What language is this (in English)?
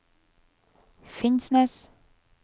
Norwegian